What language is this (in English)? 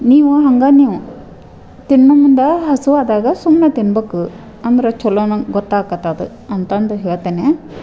Kannada